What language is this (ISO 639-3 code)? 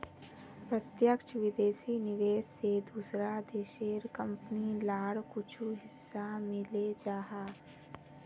mag